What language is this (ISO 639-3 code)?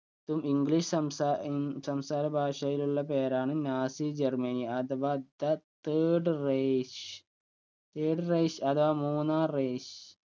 mal